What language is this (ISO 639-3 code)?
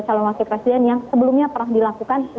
ind